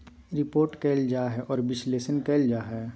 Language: Magahi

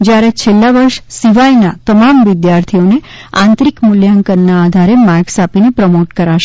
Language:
Gujarati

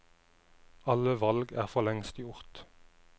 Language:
Norwegian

